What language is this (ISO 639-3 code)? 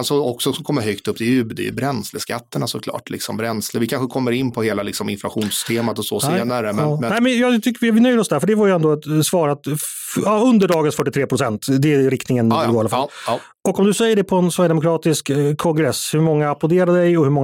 swe